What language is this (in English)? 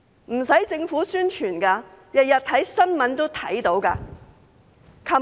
Cantonese